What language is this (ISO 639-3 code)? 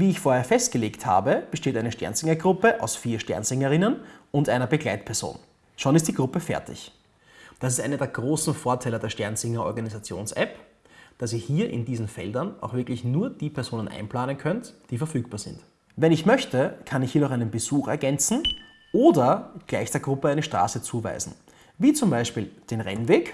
deu